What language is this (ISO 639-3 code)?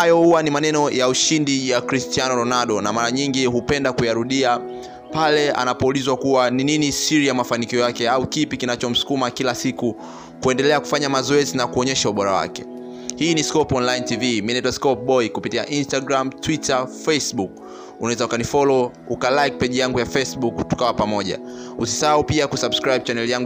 swa